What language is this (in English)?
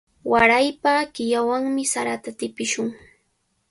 Cajatambo North Lima Quechua